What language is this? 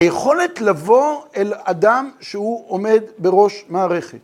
Hebrew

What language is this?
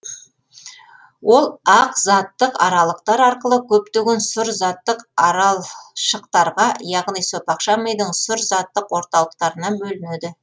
Kazakh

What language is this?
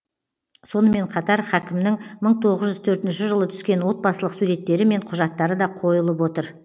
Kazakh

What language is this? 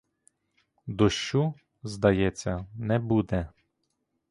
Ukrainian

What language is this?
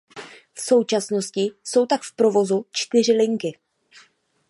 Czech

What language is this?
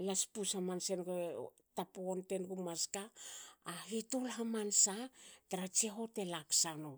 Hakö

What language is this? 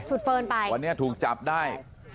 Thai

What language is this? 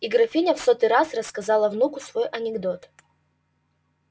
Russian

